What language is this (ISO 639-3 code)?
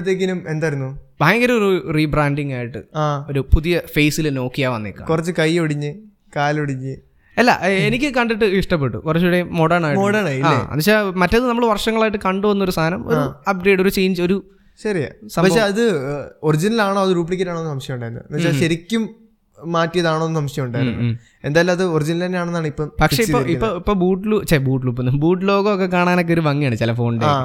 mal